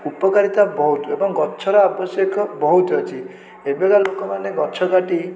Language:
Odia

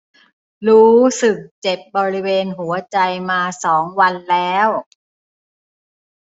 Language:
Thai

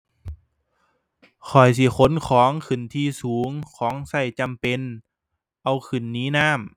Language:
Thai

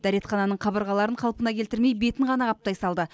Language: Kazakh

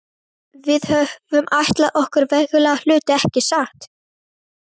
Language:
Icelandic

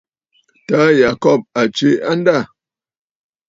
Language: Bafut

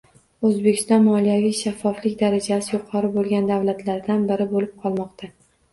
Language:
Uzbek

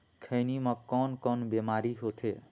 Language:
Chhattisgarhi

